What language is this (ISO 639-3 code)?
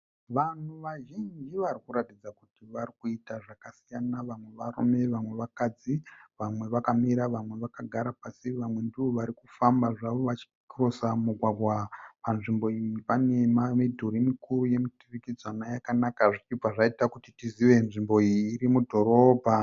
sna